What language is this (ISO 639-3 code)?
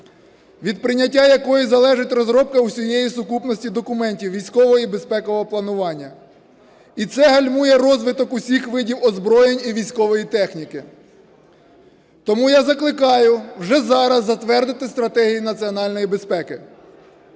ukr